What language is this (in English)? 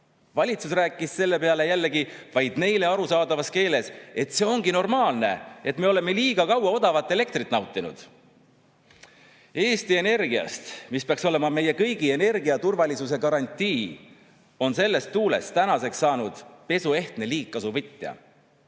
Estonian